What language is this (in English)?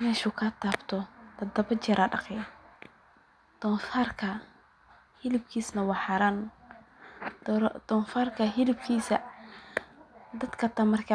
Somali